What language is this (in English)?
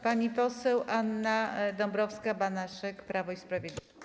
Polish